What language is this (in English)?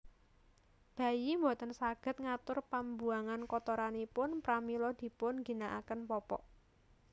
Javanese